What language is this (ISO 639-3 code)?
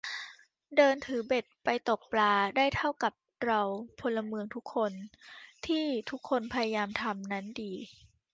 tha